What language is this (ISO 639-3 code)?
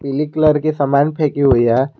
hin